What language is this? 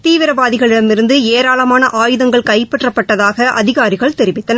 Tamil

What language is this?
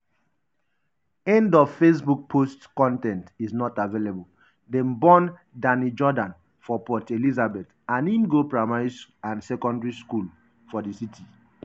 Nigerian Pidgin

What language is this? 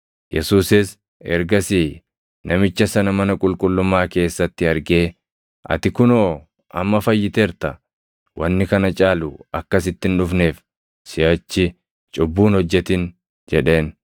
Oromo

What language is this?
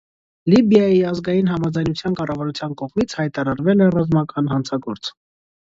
Armenian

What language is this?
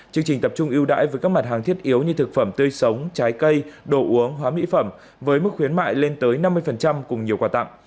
Vietnamese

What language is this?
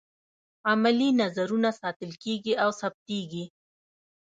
Pashto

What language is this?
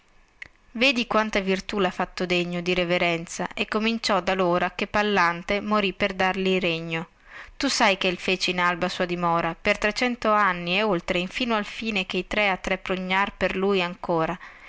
Italian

